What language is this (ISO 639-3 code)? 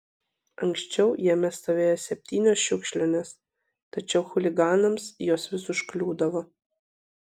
lit